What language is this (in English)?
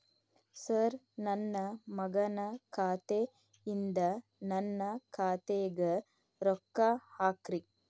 Kannada